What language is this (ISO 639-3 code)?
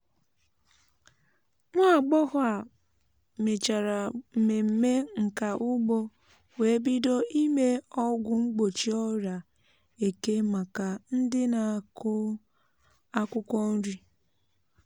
ibo